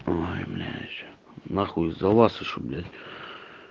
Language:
Russian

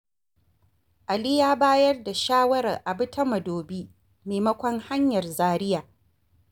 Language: Hausa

